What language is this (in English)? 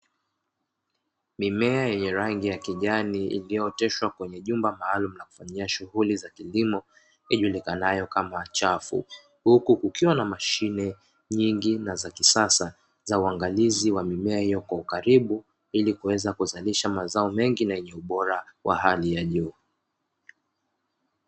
Swahili